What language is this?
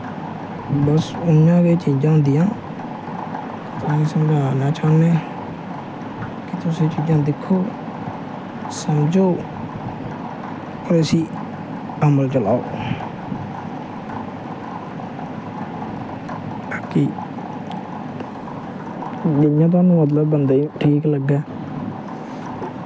Dogri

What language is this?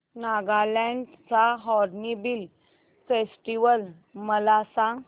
Marathi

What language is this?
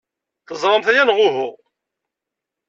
Kabyle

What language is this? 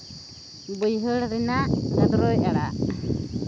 Santali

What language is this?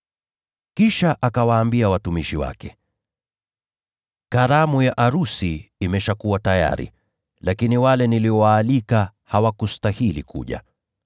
Swahili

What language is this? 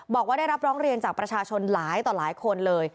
Thai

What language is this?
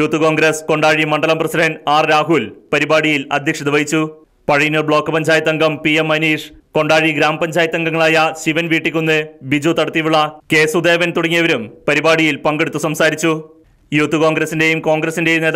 Hindi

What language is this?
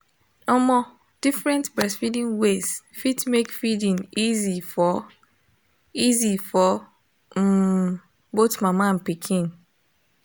Nigerian Pidgin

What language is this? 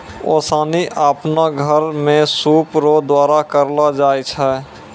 Maithili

